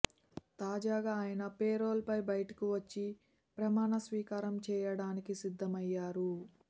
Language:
Telugu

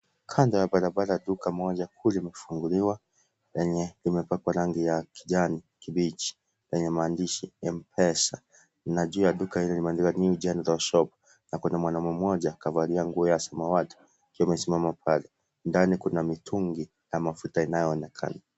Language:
Swahili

